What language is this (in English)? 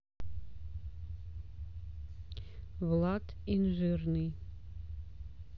Russian